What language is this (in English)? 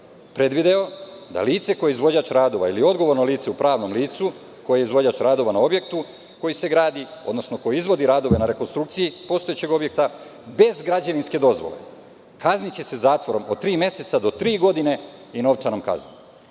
Serbian